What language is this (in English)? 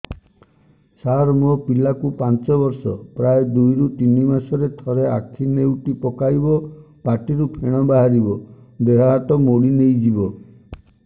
Odia